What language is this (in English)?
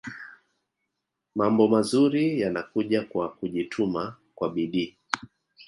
Swahili